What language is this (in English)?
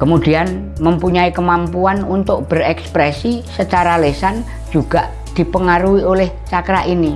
Indonesian